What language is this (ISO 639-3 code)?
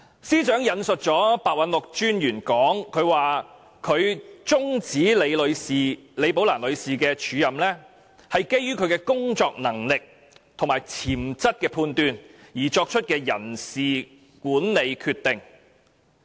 yue